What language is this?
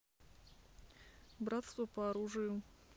Russian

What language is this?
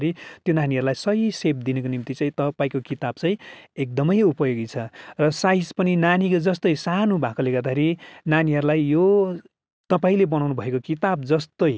Nepali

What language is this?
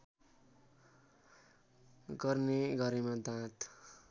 Nepali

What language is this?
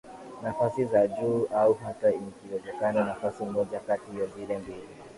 Swahili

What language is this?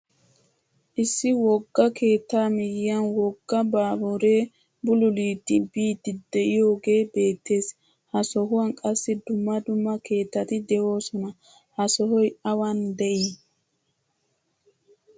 Wolaytta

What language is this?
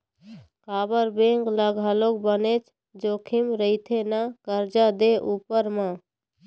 Chhattisgarhi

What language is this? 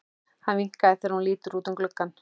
Icelandic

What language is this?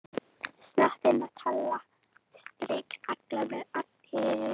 Icelandic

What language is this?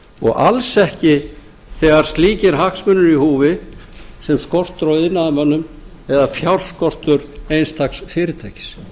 Icelandic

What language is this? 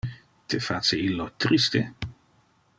Interlingua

